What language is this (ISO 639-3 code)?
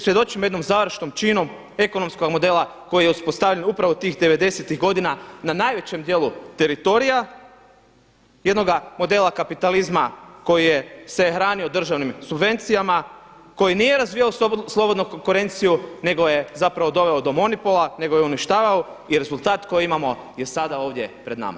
hrv